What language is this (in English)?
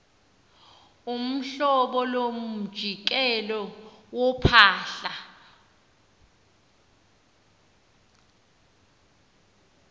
Xhosa